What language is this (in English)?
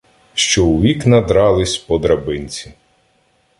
Ukrainian